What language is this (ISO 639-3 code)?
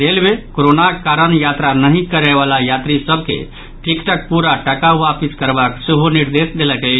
mai